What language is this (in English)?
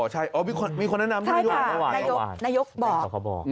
Thai